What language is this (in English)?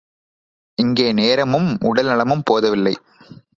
Tamil